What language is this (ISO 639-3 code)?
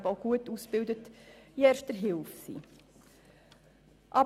gsw